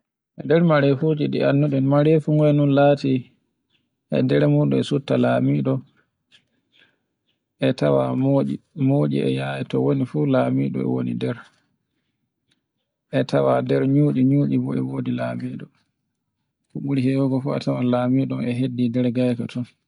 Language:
Borgu Fulfulde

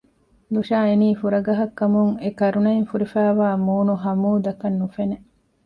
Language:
Divehi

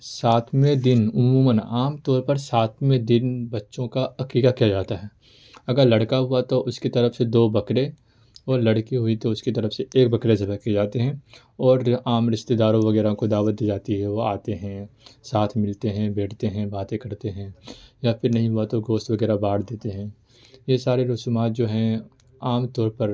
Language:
Urdu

